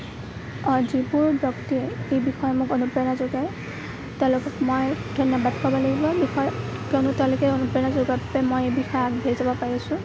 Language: Assamese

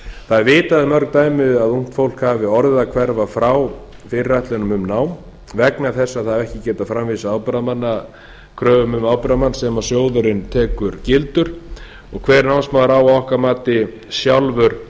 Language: Icelandic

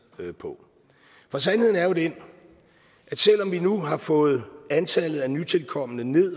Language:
Danish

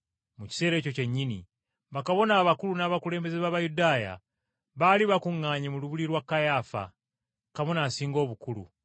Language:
Ganda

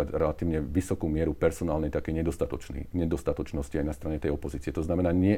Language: Slovak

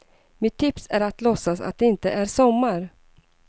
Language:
Swedish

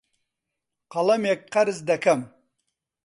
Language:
Central Kurdish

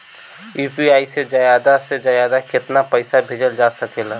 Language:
Bhojpuri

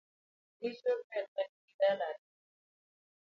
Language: Luo (Kenya and Tanzania)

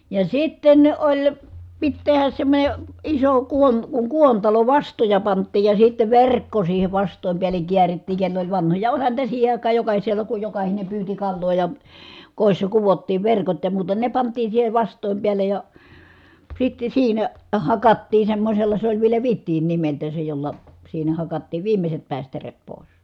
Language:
Finnish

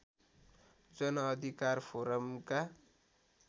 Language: Nepali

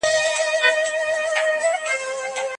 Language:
Pashto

